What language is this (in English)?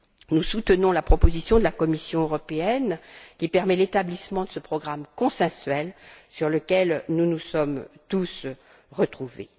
French